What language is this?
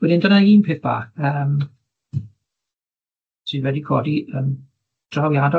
Welsh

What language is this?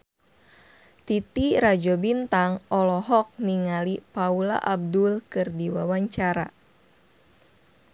Sundanese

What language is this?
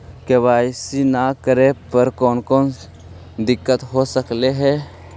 Magahi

